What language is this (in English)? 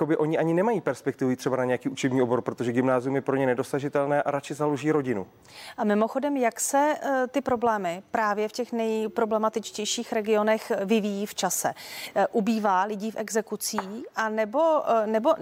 Czech